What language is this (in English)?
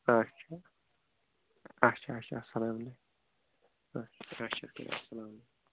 Kashmiri